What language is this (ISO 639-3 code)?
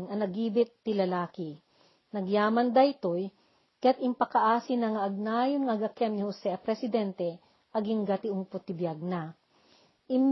fil